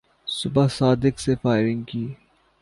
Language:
Urdu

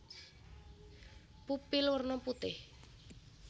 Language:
Javanese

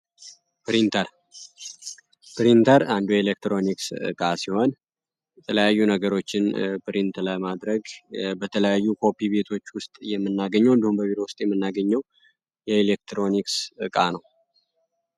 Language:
Amharic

